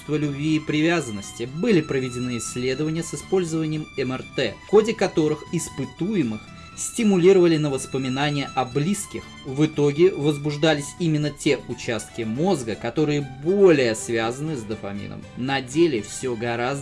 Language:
Russian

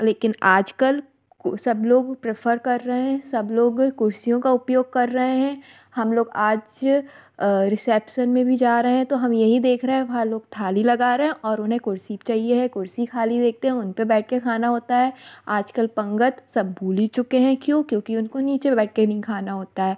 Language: Hindi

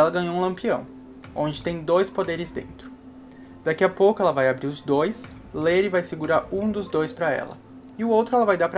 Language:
Portuguese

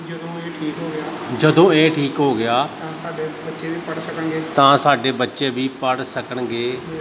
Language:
Punjabi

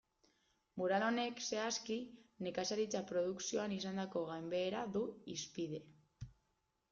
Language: Basque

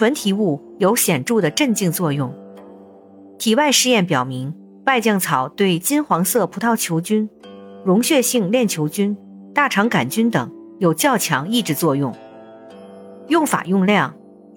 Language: Chinese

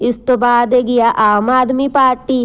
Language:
Punjabi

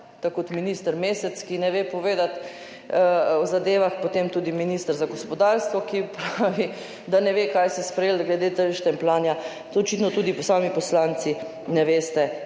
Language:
Slovenian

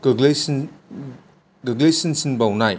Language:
Bodo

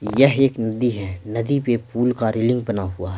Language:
Hindi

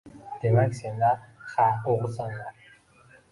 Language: Uzbek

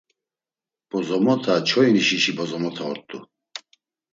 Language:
Laz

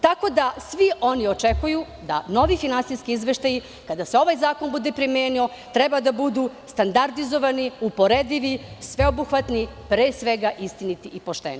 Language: Serbian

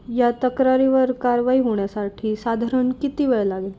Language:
Marathi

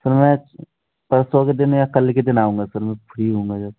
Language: Hindi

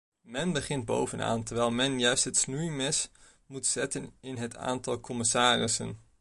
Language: Dutch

